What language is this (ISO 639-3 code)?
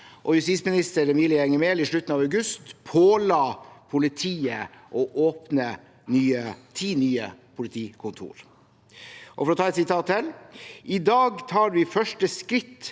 nor